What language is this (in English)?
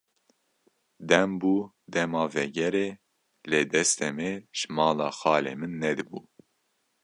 Kurdish